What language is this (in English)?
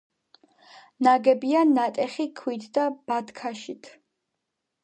Georgian